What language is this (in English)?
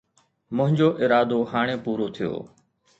Sindhi